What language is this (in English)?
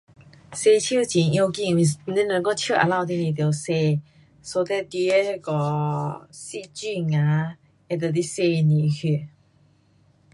Pu-Xian Chinese